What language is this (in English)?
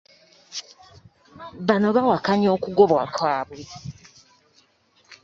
Ganda